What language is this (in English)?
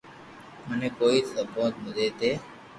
Loarki